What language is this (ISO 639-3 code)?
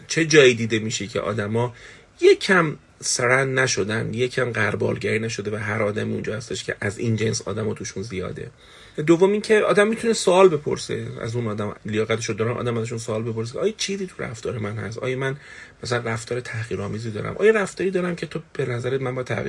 fas